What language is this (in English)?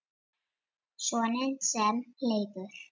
Icelandic